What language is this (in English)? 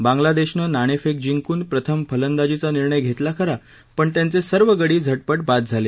Marathi